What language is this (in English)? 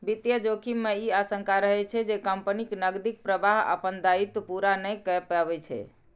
Maithili